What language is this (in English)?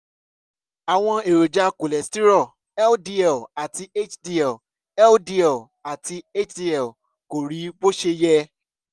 Yoruba